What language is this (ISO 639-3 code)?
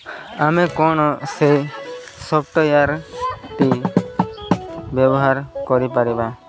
ori